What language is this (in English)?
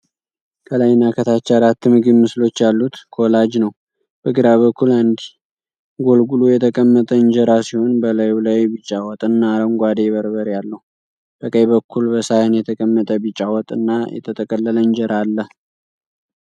Amharic